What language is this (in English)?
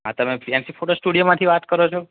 Gujarati